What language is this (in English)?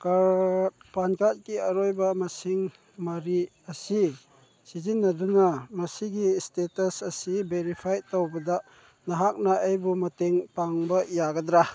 Manipuri